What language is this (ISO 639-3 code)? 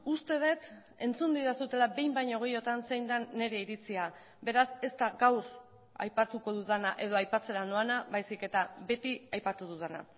eus